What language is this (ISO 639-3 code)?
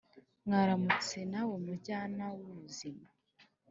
kin